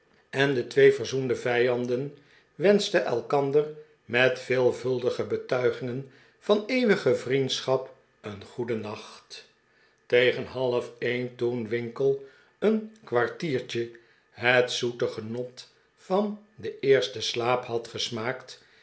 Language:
Dutch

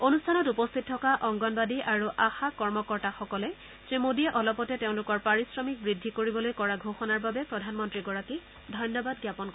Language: Assamese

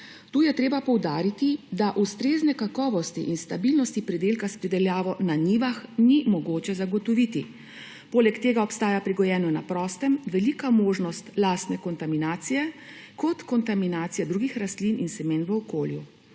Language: Slovenian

